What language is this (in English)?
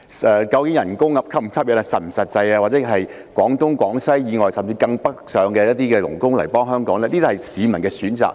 Cantonese